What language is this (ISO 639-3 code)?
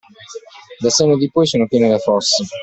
ita